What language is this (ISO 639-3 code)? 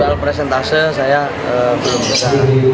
ind